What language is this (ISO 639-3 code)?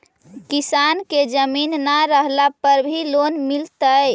mag